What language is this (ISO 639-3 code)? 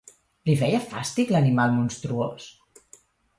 cat